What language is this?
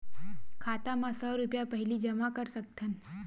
Chhattisgarhi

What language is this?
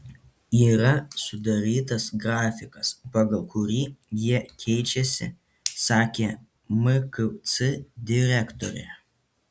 Lithuanian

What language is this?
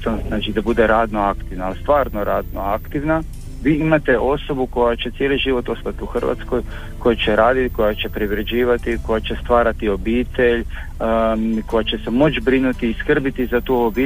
Croatian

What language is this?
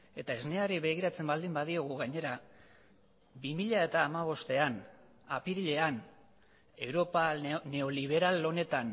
Basque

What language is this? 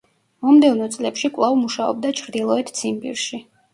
Georgian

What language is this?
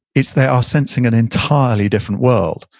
English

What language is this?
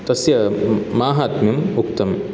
Sanskrit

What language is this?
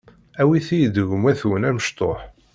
Kabyle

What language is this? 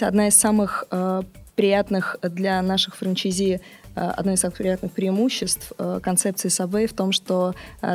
Russian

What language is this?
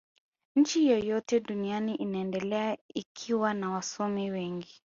Swahili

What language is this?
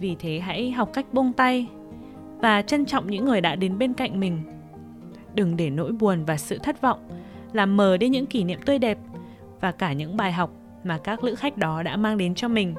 Vietnamese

